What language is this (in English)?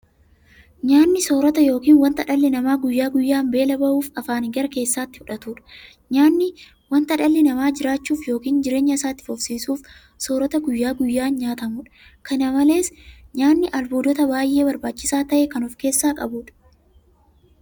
Oromo